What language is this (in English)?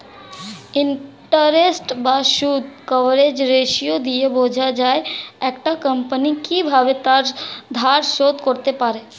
Bangla